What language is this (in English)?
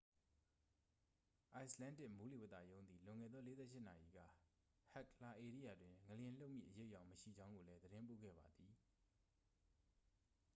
Burmese